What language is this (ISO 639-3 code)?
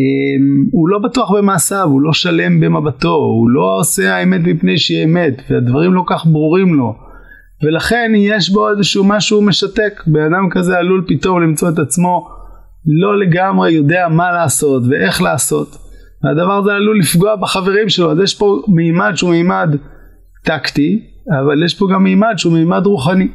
heb